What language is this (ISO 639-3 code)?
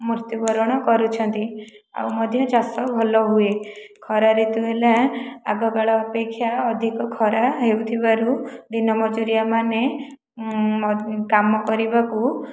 ori